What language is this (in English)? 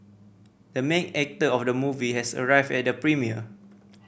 English